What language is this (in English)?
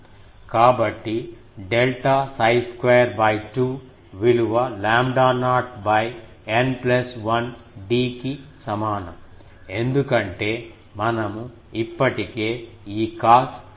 Telugu